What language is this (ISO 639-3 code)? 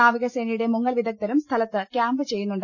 mal